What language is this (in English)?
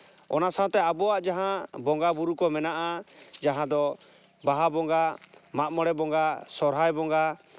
Santali